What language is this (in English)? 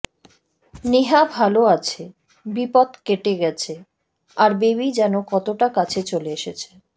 Bangla